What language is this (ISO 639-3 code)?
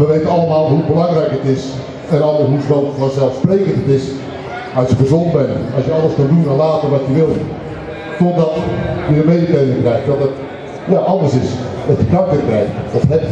nld